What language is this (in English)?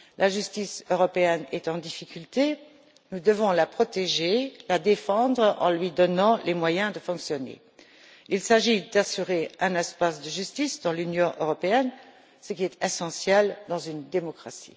French